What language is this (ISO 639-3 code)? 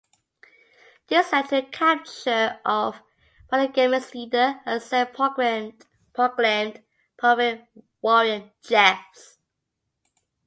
eng